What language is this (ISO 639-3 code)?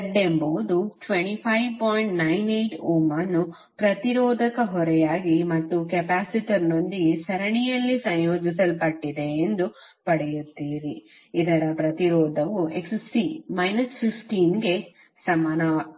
kan